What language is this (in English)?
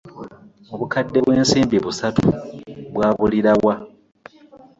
Ganda